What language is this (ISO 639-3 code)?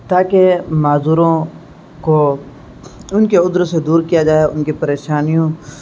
urd